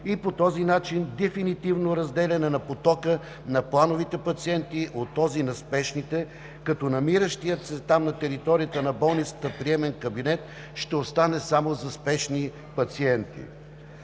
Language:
Bulgarian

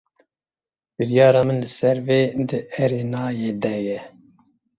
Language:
Kurdish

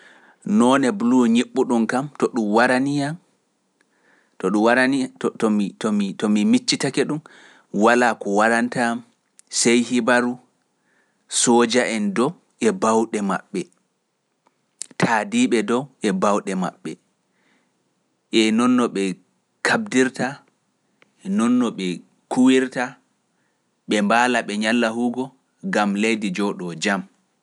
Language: Pular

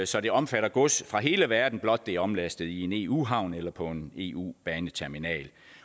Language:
Danish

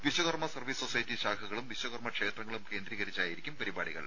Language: Malayalam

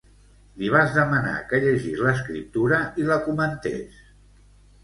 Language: Catalan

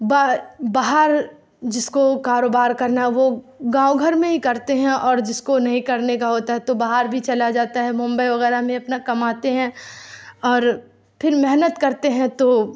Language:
Urdu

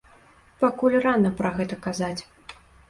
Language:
Belarusian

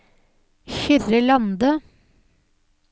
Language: Norwegian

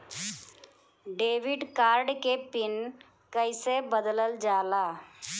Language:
Bhojpuri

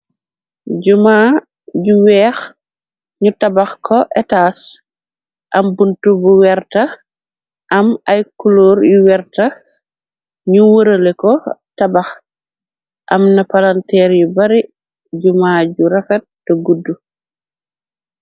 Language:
Wolof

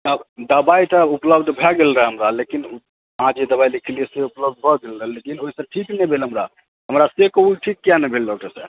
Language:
Maithili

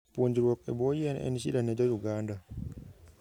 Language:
Luo (Kenya and Tanzania)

